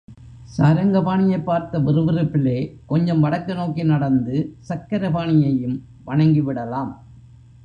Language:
Tamil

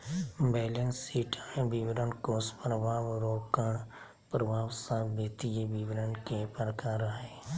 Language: Magahi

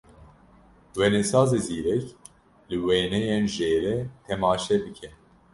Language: Kurdish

